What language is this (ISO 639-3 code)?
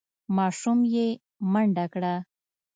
pus